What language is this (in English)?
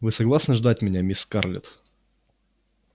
Russian